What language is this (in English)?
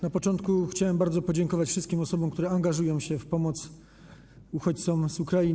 Polish